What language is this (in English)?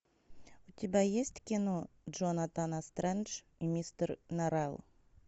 Russian